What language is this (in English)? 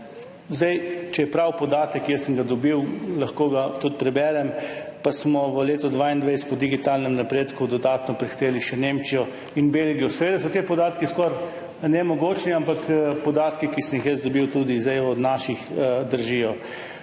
Slovenian